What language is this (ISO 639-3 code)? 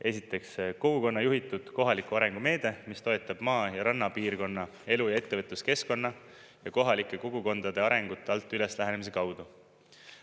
est